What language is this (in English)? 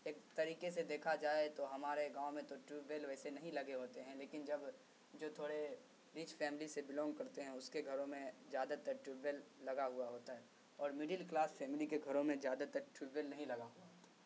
Urdu